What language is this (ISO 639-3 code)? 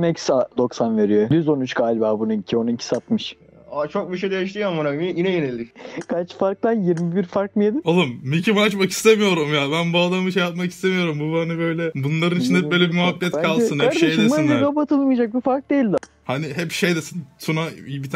tur